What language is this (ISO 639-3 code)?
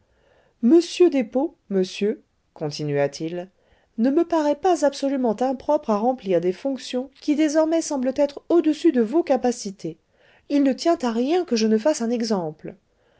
fra